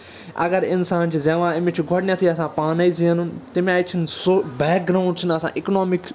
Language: Kashmiri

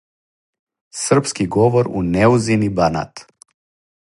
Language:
Serbian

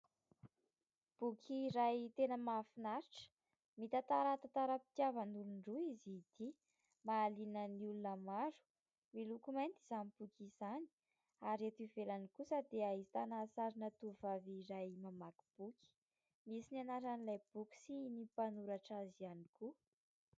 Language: Malagasy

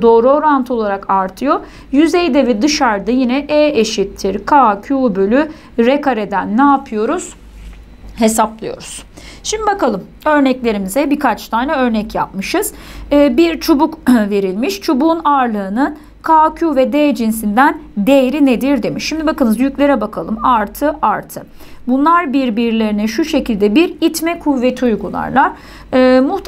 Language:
Turkish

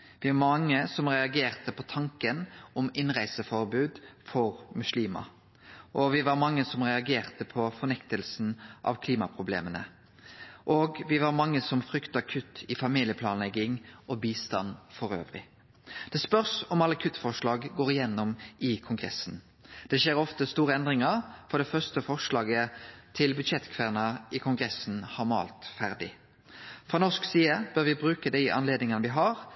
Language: Norwegian Nynorsk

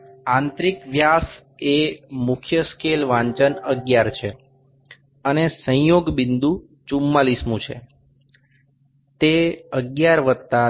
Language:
Gujarati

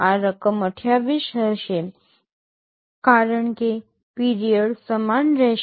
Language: Gujarati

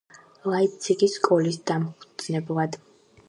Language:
Georgian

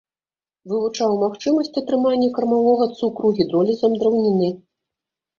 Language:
Belarusian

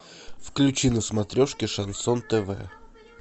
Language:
Russian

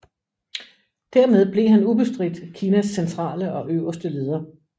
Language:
Danish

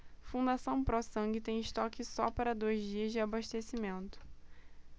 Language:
Portuguese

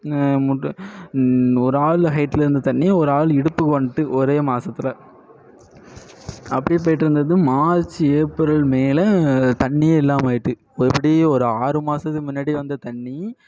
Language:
Tamil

